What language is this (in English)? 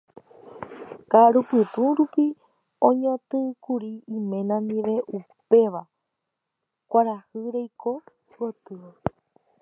Guarani